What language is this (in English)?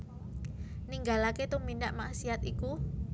Javanese